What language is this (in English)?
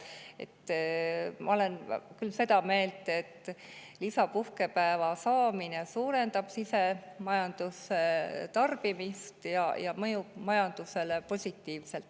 Estonian